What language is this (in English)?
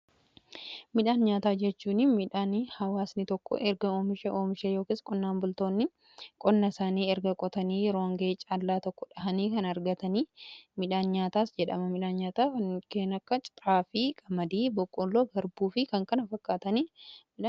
Oromo